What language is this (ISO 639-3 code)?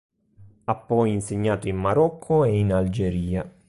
ita